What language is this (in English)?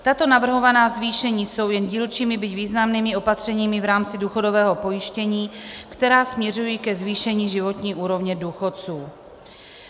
Czech